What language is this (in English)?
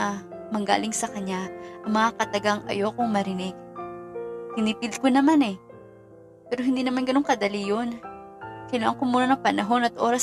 Filipino